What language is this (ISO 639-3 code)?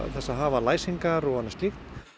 isl